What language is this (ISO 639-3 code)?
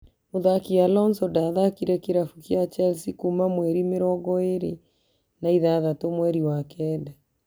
kik